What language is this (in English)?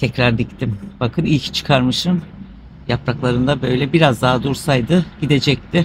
Turkish